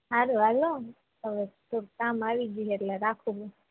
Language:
Gujarati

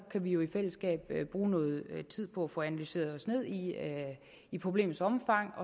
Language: Danish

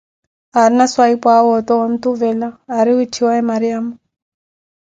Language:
Koti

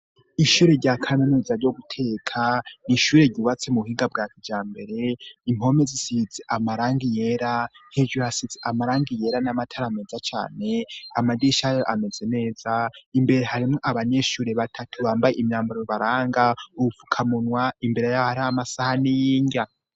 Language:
Rundi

